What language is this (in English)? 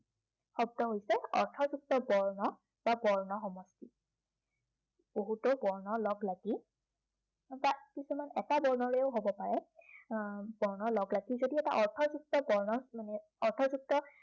Assamese